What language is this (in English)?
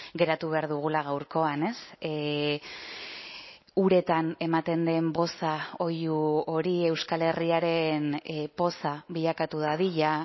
Basque